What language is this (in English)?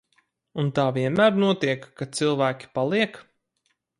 Latvian